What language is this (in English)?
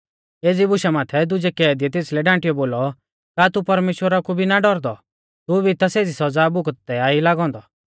Mahasu Pahari